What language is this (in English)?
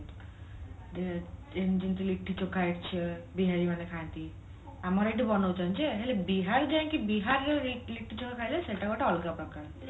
Odia